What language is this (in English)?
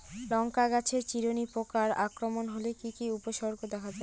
Bangla